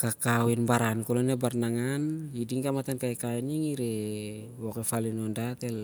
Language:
Siar-Lak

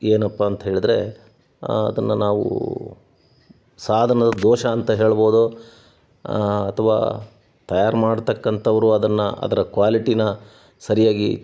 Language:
Kannada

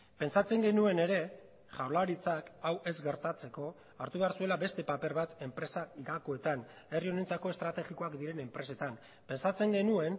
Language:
Basque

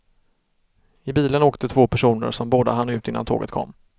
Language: Swedish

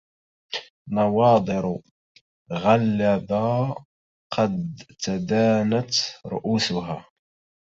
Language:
Arabic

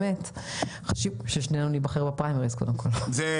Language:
Hebrew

